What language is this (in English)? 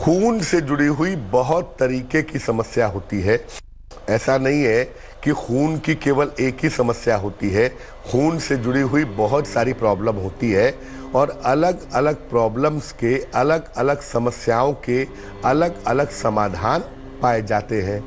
Hindi